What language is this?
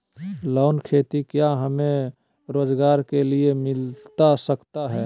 Magahi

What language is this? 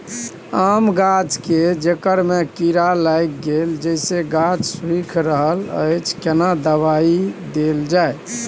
Maithili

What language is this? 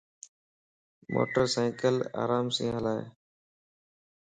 Lasi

